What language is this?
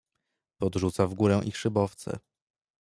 Polish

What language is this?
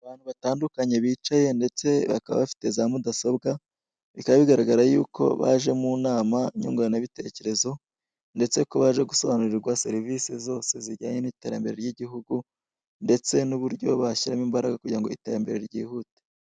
Kinyarwanda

